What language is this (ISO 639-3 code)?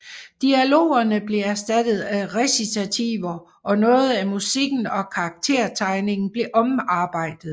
dan